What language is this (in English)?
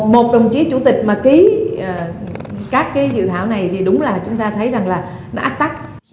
Vietnamese